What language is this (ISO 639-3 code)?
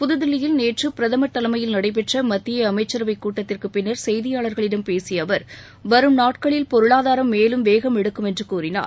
tam